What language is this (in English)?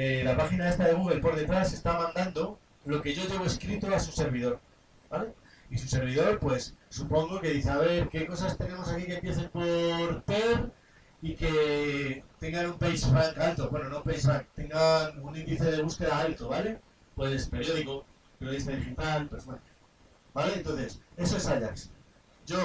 Spanish